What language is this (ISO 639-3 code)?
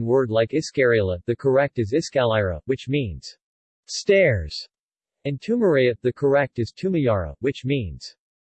eng